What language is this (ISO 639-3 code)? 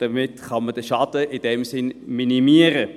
gsw